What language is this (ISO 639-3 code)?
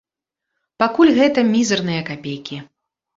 bel